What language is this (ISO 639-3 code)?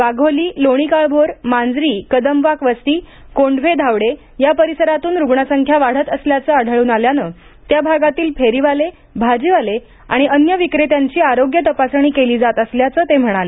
mar